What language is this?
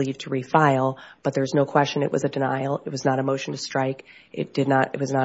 English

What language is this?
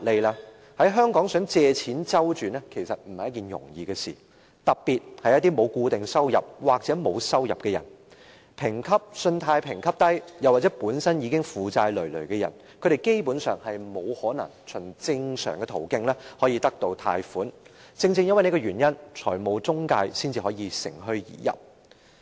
Cantonese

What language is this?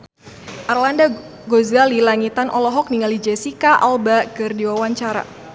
Sundanese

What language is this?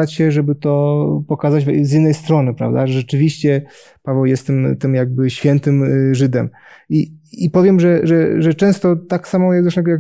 Polish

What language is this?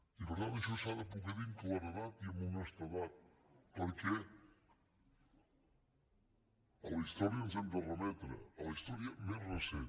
Catalan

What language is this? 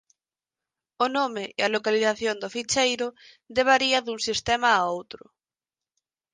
Galician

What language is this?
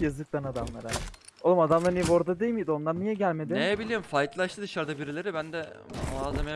Turkish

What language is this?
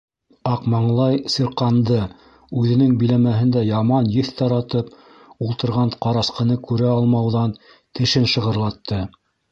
Bashkir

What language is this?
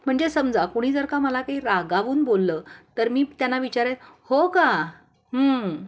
Marathi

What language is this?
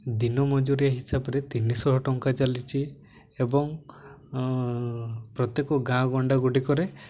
Odia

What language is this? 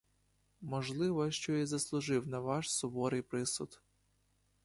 Ukrainian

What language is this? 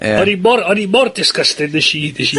Welsh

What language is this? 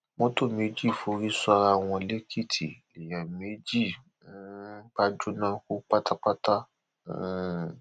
Yoruba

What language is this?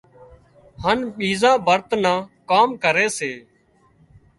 Wadiyara Koli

